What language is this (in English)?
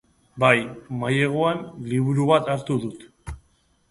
Basque